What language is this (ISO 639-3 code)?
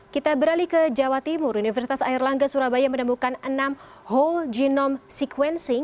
ind